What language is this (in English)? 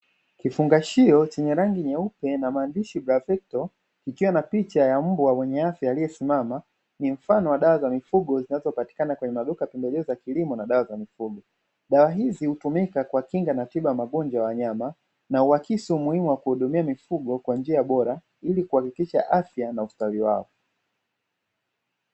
Swahili